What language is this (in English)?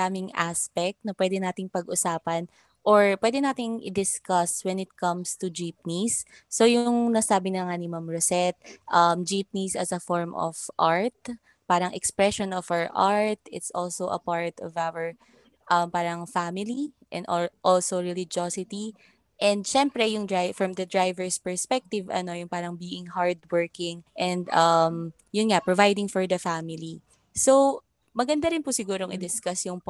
Filipino